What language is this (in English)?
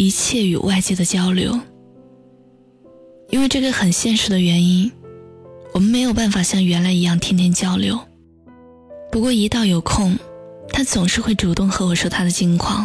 Chinese